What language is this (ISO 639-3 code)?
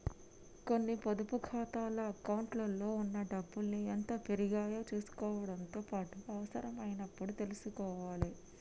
tel